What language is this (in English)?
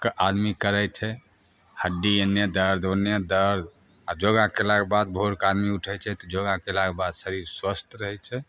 Maithili